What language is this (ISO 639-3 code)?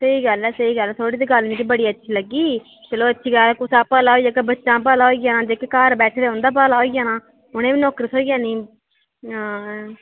doi